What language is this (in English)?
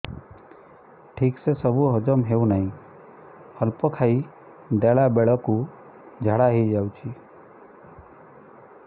Odia